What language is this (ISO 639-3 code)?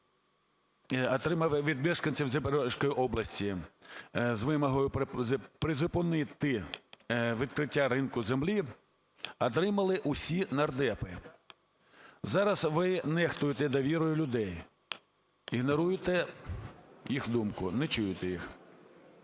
ukr